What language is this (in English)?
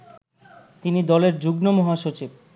Bangla